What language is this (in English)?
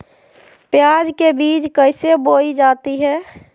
Magahi